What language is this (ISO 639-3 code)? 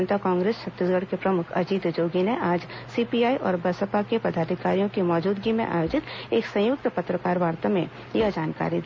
hin